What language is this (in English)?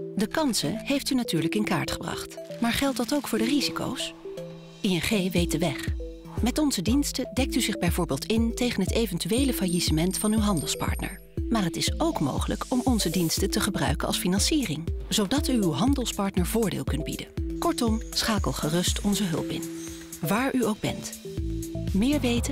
Dutch